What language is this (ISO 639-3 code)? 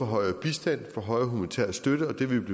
dan